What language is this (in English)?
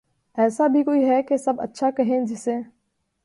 Urdu